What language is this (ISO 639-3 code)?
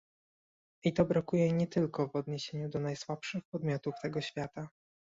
pol